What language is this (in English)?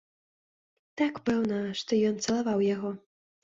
Belarusian